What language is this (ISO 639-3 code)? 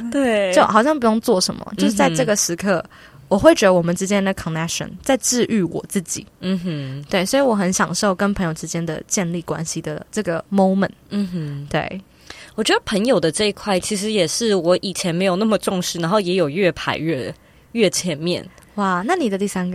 zho